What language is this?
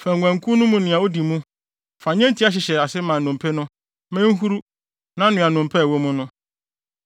Akan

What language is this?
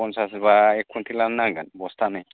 Bodo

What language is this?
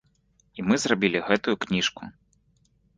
Belarusian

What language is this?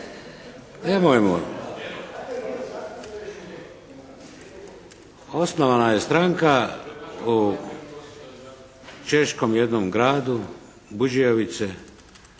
Croatian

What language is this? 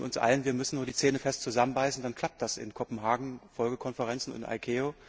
German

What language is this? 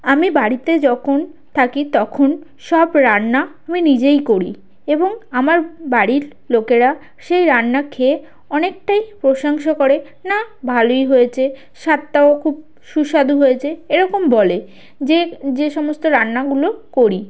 Bangla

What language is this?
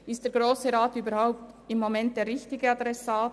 Swiss German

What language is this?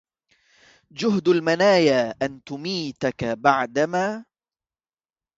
Arabic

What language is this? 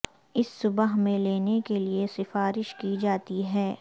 Urdu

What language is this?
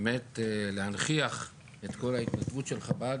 Hebrew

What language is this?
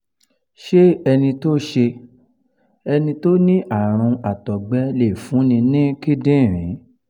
Yoruba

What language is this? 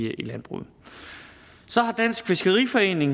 Danish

